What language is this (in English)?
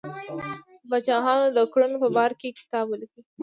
Pashto